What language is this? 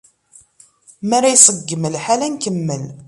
Kabyle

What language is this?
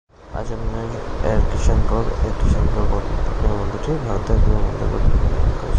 Bangla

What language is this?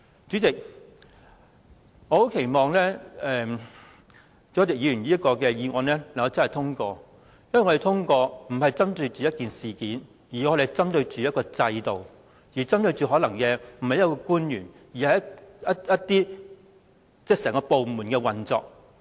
Cantonese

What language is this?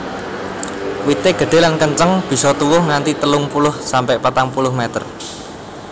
Javanese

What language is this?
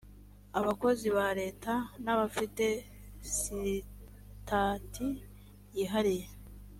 Kinyarwanda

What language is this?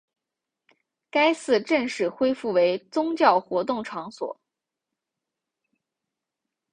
Chinese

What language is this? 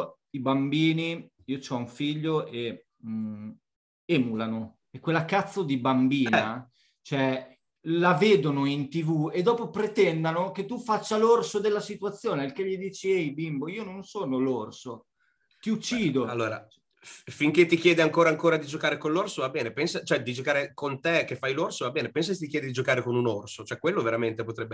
Italian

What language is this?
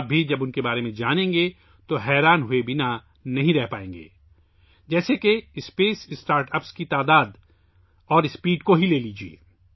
Urdu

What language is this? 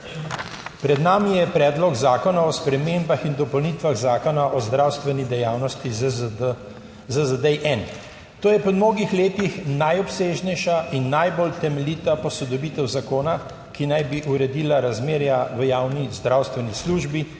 Slovenian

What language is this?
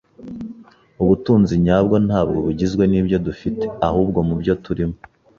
Kinyarwanda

